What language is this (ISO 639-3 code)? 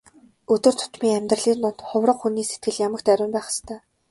mon